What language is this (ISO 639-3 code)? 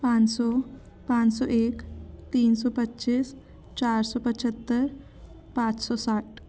hin